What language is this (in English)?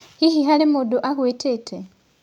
Kikuyu